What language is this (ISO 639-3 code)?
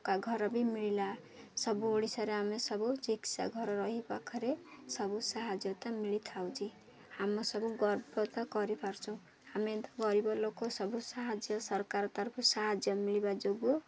ori